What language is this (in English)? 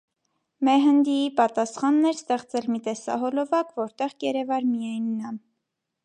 Armenian